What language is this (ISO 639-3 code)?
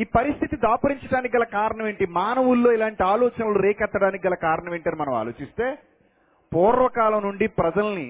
tel